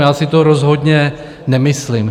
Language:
Czech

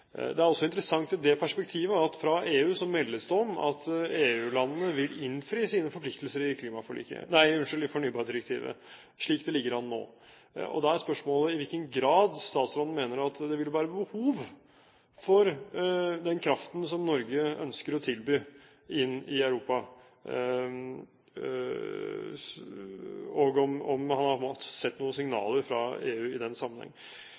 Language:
Norwegian Bokmål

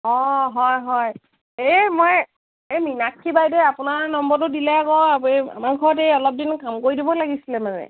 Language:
Assamese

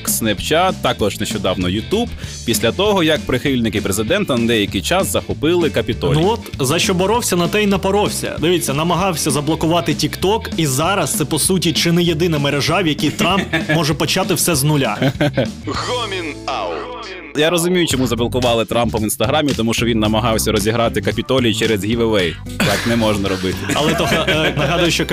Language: Ukrainian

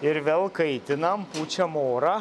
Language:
Lithuanian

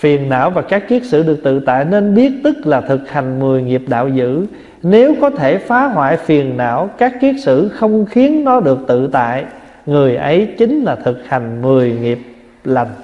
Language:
Vietnamese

